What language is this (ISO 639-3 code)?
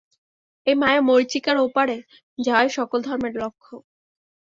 ben